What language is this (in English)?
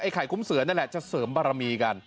Thai